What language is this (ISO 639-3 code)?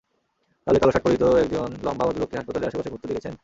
ben